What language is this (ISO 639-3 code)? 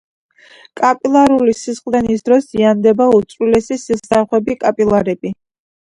kat